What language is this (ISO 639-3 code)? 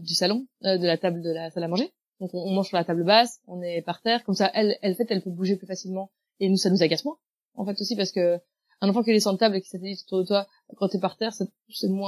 fra